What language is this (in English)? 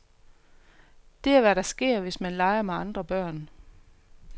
Danish